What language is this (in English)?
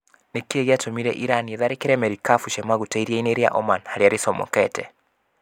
Kikuyu